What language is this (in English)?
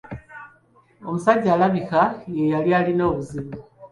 Ganda